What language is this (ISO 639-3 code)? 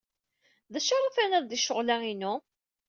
kab